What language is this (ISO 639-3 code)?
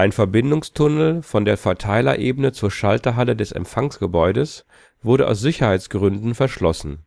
deu